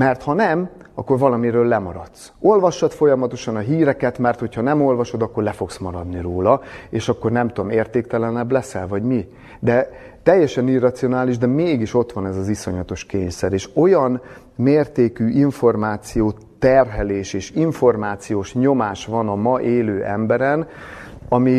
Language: Hungarian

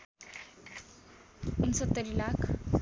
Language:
Nepali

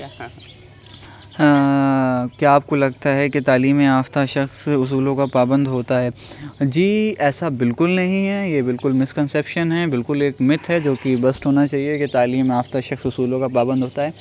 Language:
Urdu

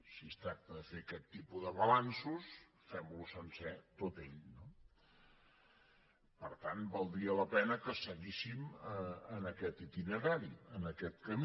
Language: Catalan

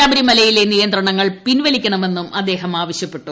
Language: Malayalam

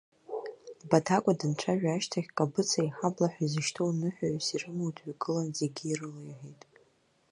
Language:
Abkhazian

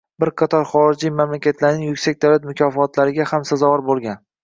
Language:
Uzbek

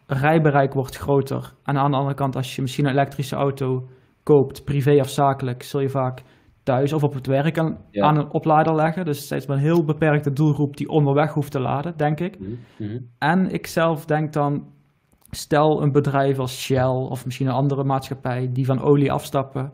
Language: Dutch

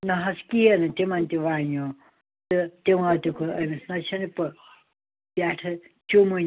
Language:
Kashmiri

